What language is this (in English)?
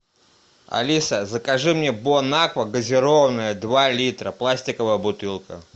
Russian